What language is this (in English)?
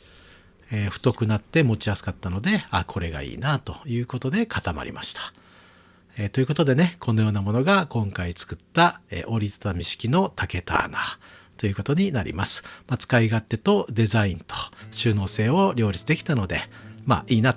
Japanese